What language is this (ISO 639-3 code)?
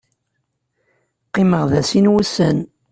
kab